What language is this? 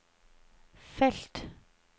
Norwegian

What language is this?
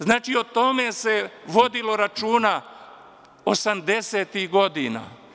Serbian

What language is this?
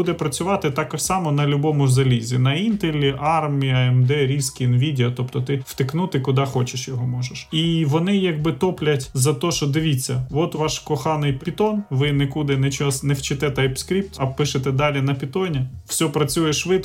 Ukrainian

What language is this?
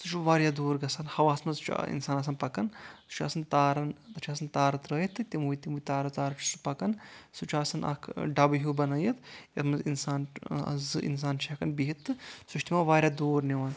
Kashmiri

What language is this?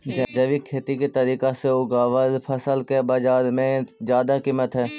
Magahi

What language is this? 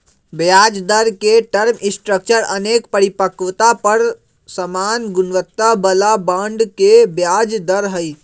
Magahi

